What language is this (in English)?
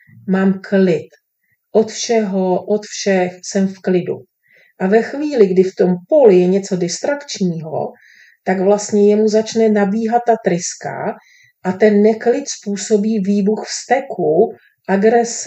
Czech